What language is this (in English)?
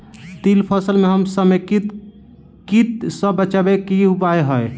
Maithili